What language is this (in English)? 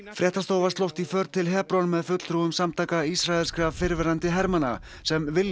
Icelandic